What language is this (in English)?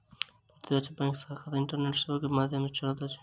Maithili